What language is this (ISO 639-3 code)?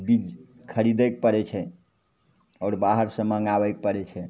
mai